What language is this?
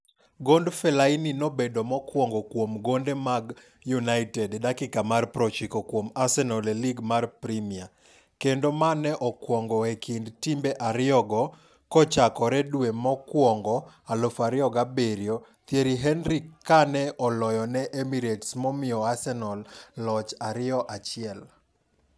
Luo (Kenya and Tanzania)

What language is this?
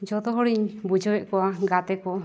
Santali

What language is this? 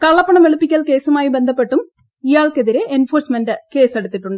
Malayalam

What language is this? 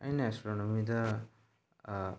Manipuri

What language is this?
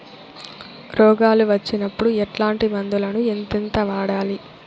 Telugu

